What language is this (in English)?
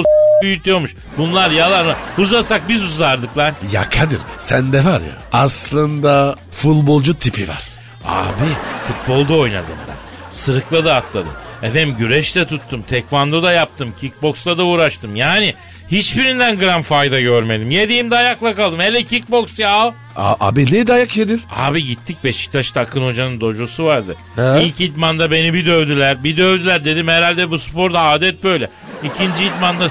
Turkish